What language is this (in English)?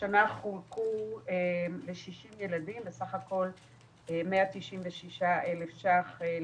Hebrew